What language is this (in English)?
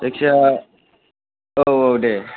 Bodo